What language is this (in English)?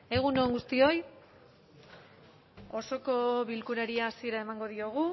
Basque